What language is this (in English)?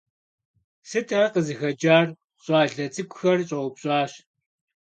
Kabardian